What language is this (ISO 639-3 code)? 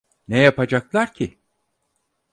tur